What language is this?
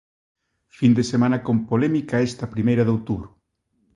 Galician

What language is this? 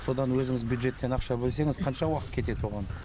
Kazakh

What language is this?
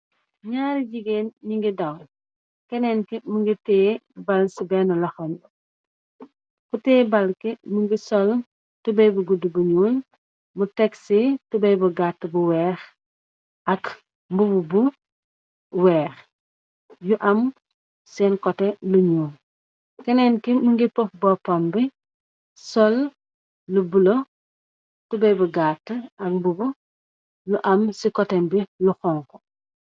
Wolof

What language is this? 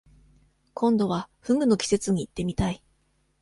Japanese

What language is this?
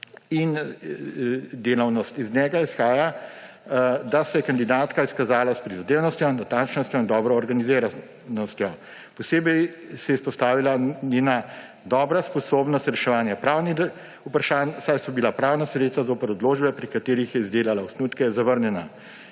Slovenian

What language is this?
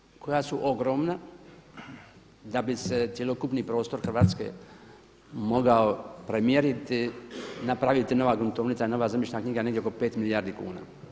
Croatian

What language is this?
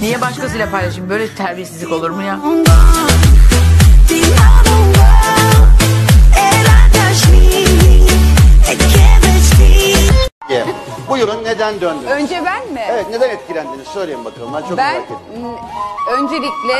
Turkish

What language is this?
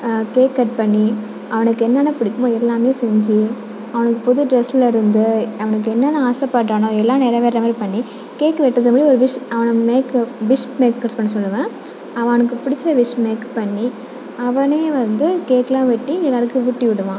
Tamil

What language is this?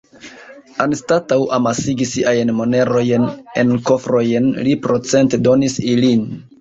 Esperanto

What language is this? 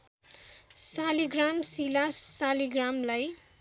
Nepali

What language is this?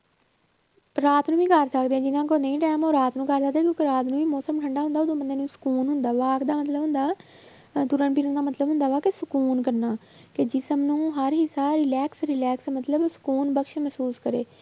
Punjabi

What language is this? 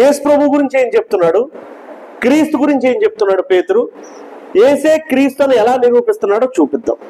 Telugu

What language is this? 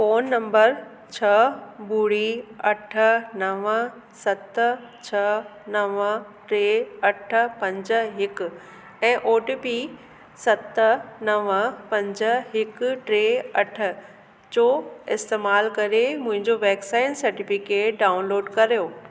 Sindhi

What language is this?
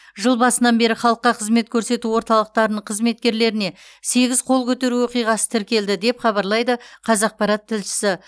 Kazakh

